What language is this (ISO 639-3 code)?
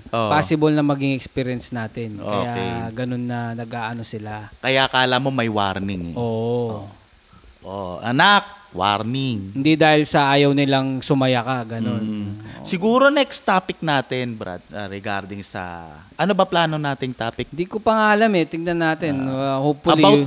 fil